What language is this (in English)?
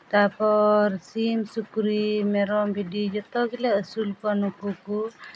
Santali